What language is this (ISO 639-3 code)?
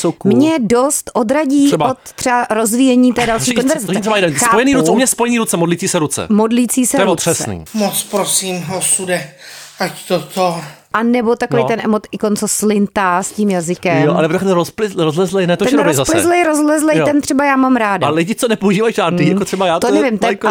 ces